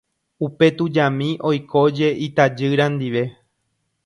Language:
Guarani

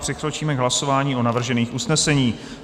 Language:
Czech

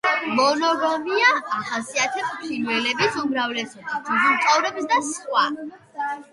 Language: Georgian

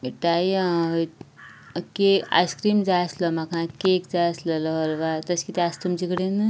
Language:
Konkani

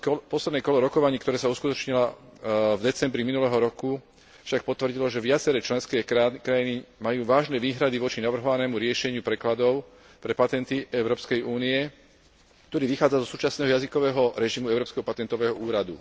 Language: Slovak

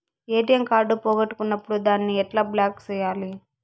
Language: Telugu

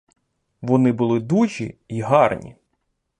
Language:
Ukrainian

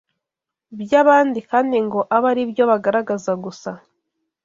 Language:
Kinyarwanda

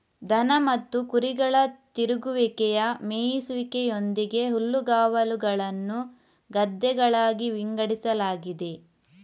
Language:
Kannada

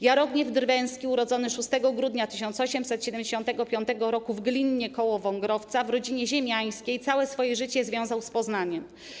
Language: Polish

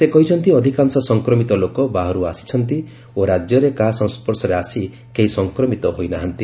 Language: Odia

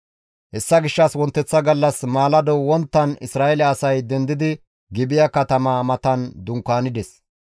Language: Gamo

